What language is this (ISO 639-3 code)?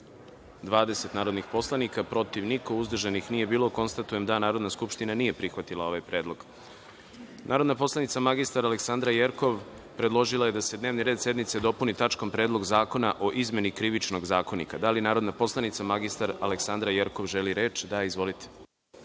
srp